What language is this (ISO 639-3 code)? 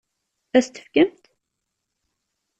kab